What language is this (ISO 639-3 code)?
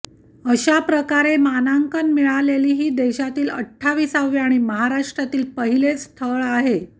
mar